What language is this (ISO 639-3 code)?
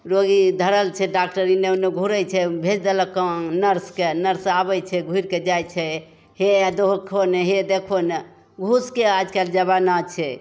mai